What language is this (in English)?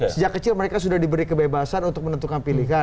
Indonesian